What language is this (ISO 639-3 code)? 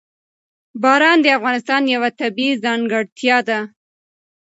pus